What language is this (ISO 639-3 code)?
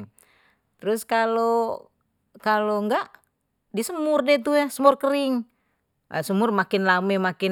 bew